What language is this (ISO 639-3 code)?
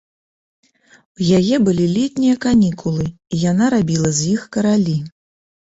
bel